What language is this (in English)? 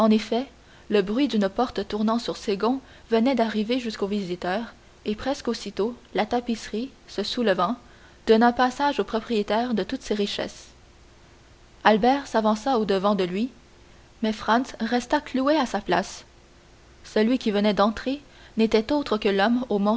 French